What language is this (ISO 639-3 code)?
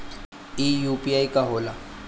bho